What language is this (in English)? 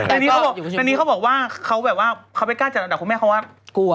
Thai